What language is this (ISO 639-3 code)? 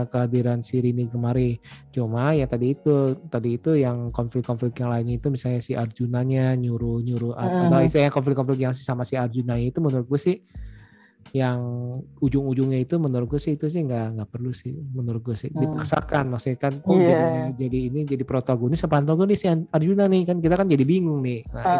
ind